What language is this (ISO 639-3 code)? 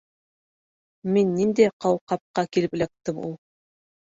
bak